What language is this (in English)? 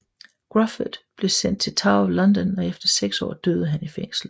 Danish